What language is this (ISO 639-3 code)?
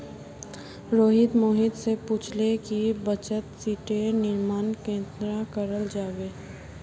mag